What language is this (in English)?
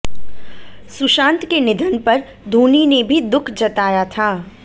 Hindi